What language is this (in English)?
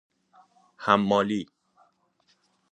Persian